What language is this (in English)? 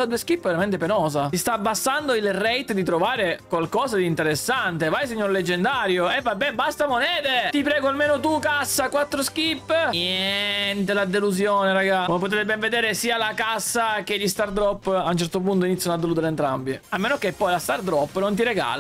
Italian